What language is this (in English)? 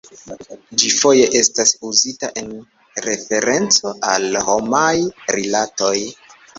Esperanto